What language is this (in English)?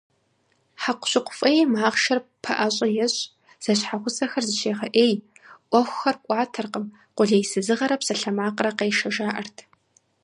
Kabardian